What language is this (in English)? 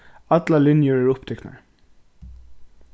Faroese